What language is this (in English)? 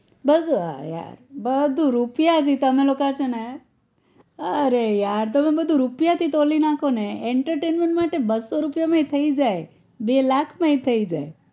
Gujarati